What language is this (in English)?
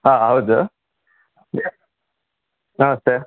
Kannada